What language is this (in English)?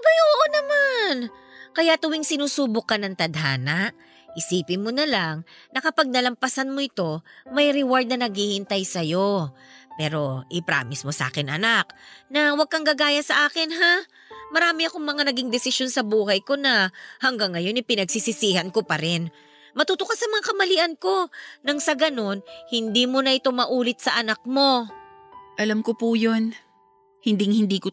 Filipino